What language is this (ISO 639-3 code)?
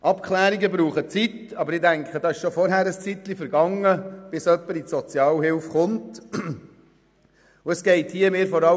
gsw